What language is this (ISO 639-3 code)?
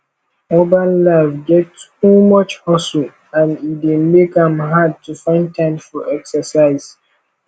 pcm